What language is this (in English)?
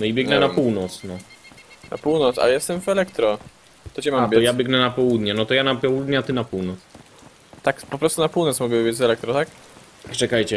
Polish